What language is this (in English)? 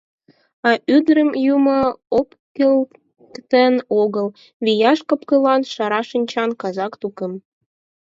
Mari